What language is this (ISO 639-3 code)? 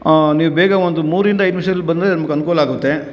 kan